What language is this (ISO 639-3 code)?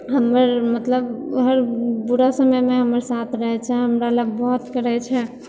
mai